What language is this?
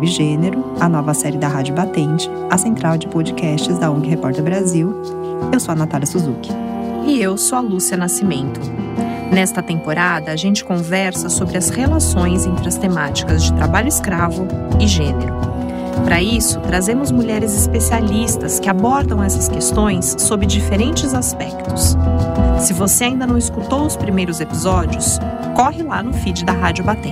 Portuguese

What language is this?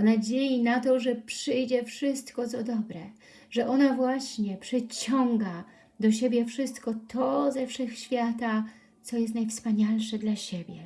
Polish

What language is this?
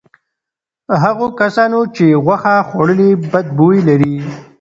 Pashto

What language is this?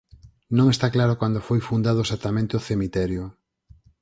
Galician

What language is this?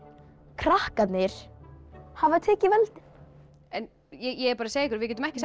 Icelandic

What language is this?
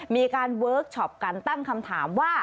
Thai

